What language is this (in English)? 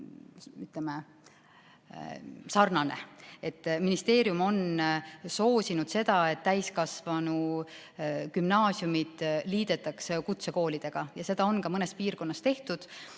Estonian